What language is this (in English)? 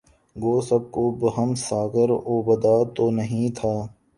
Urdu